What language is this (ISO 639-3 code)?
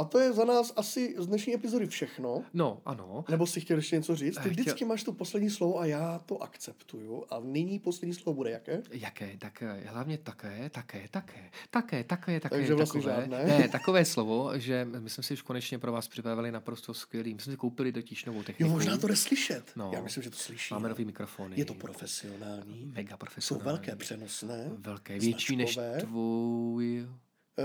ces